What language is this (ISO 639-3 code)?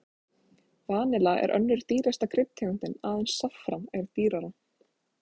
isl